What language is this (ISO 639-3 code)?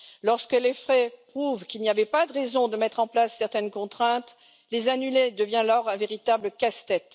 fra